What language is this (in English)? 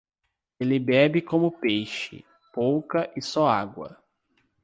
Portuguese